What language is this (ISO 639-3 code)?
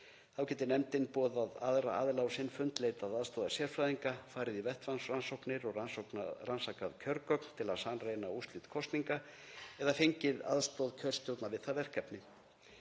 isl